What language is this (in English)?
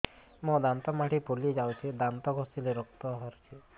Odia